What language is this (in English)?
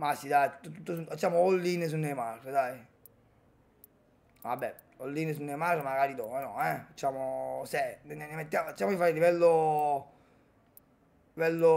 Italian